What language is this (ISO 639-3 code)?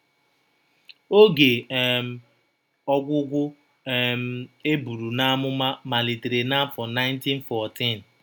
ibo